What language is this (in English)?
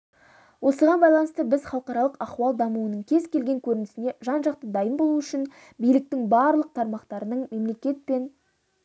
Kazakh